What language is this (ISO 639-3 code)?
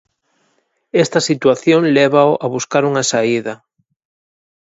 glg